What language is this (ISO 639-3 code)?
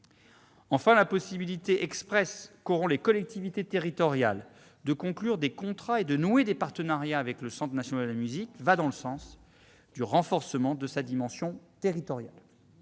fra